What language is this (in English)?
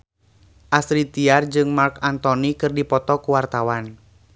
Sundanese